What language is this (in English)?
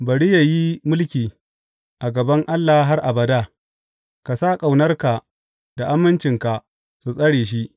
Hausa